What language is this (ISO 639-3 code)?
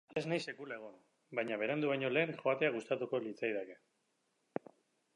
eus